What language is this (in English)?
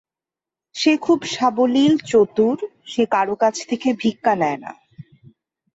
Bangla